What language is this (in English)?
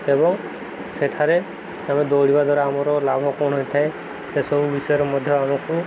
Odia